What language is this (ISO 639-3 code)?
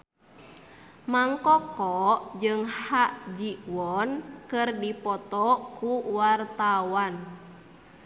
sun